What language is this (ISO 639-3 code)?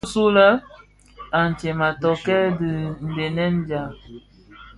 ksf